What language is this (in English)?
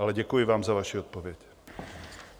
Czech